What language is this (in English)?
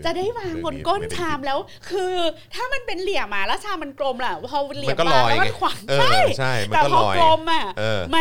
Thai